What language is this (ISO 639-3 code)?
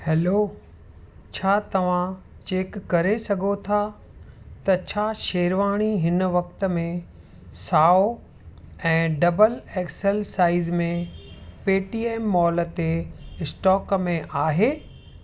snd